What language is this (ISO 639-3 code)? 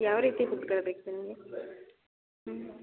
kan